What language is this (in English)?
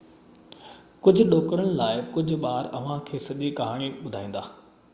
Sindhi